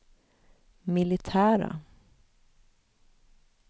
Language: Swedish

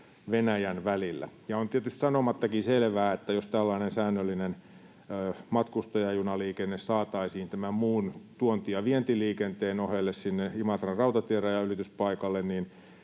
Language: Finnish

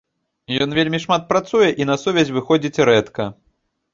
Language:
Belarusian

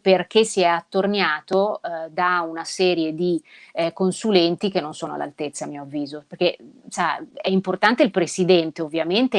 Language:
Italian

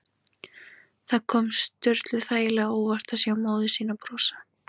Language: Icelandic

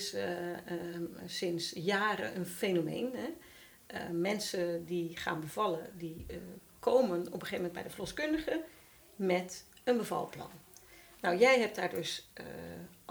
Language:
Dutch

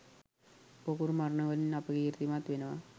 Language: Sinhala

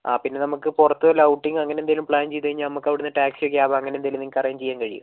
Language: Malayalam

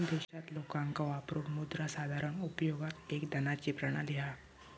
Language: Marathi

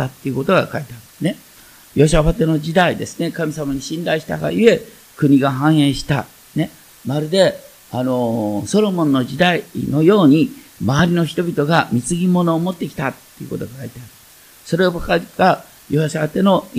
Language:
Japanese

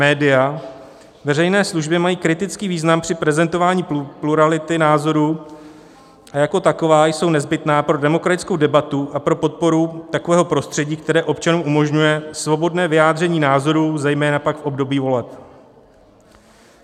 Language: Czech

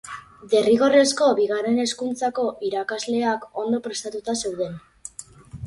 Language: Basque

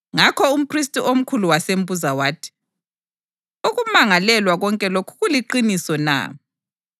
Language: North Ndebele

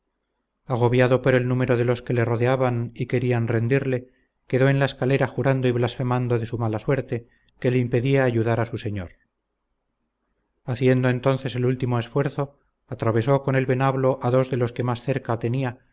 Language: Spanish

